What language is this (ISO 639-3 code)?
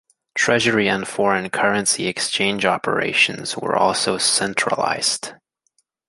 eng